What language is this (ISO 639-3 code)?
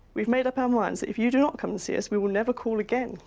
eng